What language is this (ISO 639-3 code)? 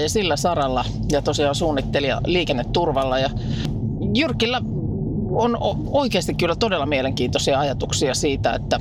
fin